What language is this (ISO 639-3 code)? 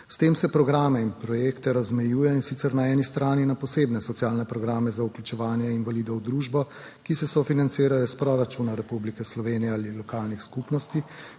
slv